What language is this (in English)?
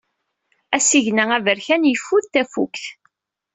Kabyle